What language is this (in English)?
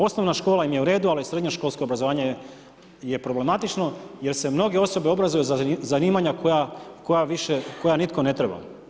Croatian